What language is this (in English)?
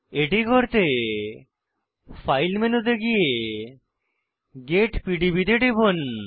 Bangla